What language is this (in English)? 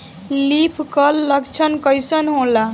Bhojpuri